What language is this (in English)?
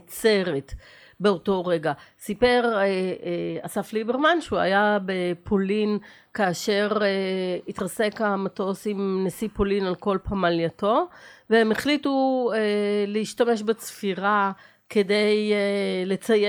Hebrew